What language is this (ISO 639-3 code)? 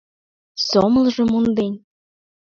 chm